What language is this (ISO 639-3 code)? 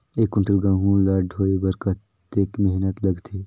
hne